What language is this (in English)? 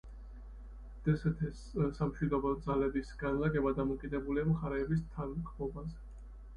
Georgian